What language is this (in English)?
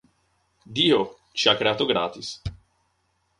Italian